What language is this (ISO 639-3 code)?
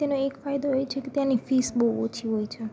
guj